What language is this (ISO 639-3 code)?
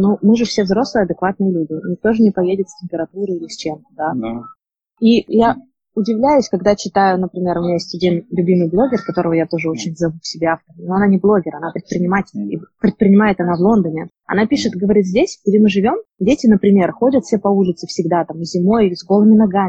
rus